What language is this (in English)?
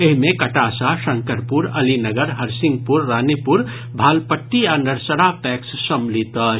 Maithili